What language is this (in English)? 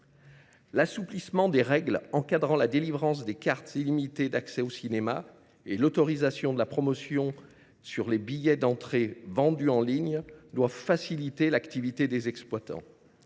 French